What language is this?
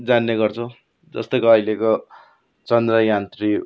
Nepali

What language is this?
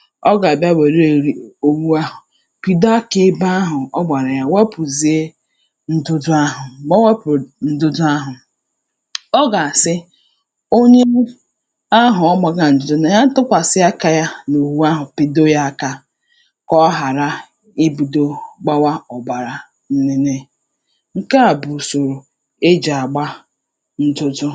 Igbo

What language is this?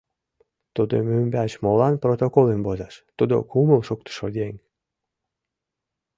Mari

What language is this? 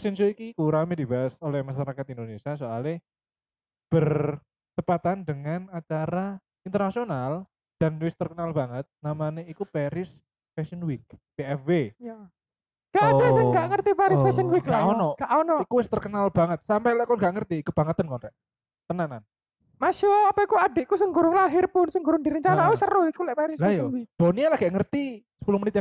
Indonesian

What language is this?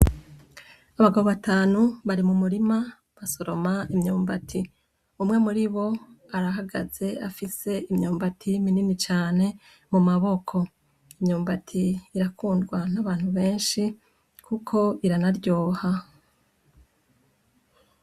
Rundi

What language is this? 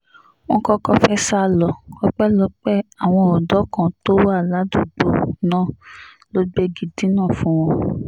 Yoruba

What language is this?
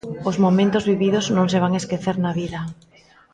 Galician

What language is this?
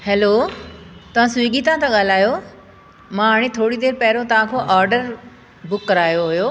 Sindhi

